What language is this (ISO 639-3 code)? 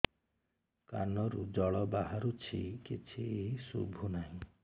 ori